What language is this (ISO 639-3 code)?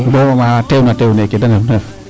srr